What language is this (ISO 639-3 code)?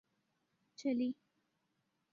urd